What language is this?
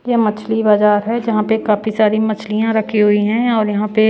Hindi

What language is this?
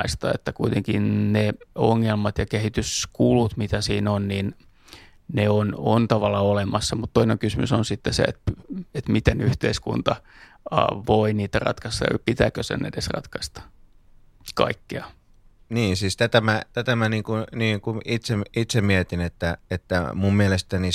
Finnish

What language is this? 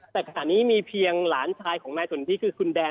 Thai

